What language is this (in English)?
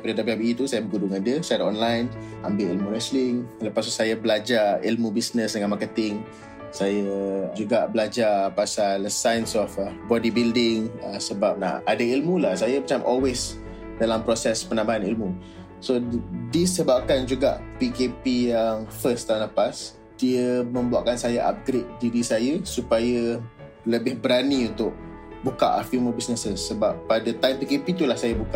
Malay